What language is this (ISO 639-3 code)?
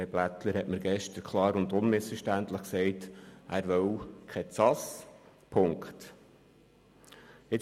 gsw